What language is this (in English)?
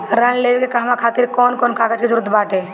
Bhojpuri